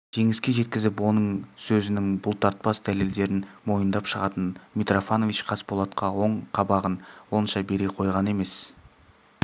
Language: Kazakh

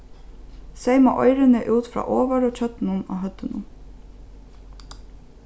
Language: Faroese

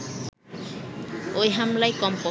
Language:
Bangla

